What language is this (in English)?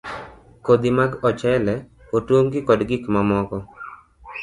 Luo (Kenya and Tanzania)